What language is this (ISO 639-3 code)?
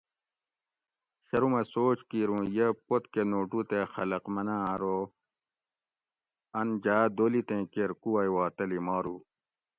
gwc